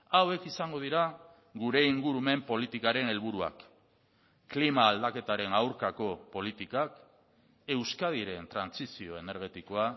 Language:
Basque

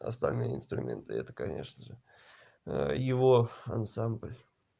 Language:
Russian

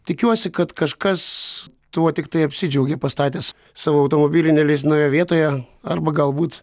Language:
Lithuanian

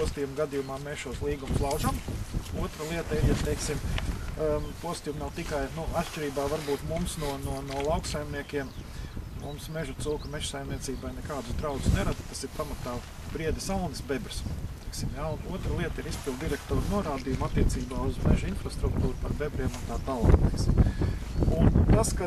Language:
Latvian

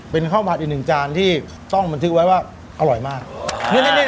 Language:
Thai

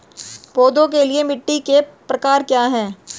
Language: Hindi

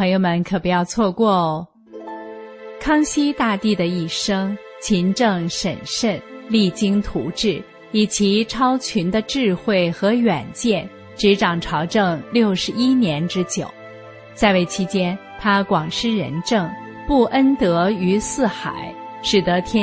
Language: Chinese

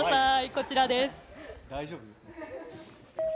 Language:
Japanese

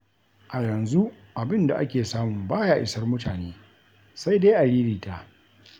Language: Hausa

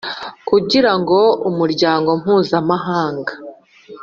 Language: Kinyarwanda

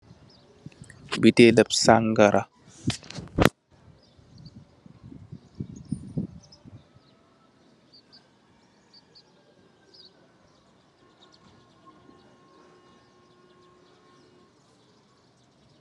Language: Wolof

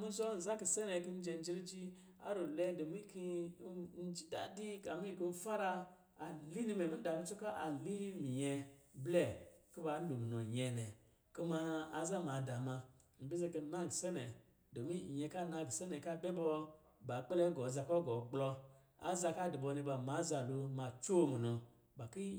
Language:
Lijili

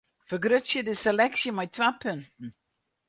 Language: Western Frisian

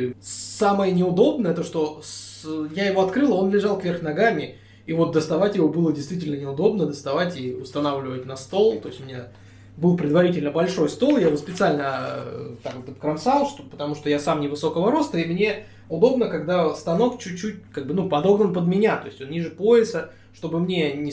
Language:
Russian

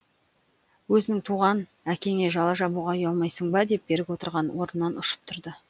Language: Kazakh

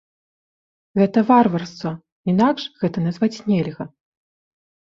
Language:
Belarusian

